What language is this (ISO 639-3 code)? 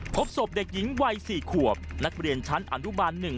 tha